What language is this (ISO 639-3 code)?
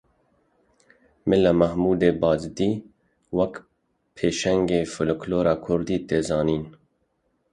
kur